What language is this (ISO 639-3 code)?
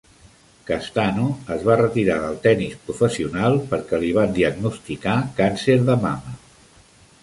cat